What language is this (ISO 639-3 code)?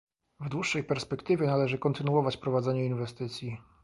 pol